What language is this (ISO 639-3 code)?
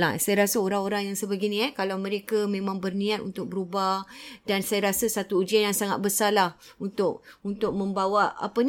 msa